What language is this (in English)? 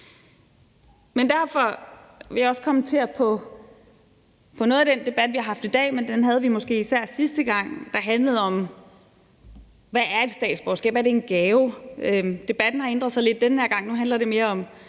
Danish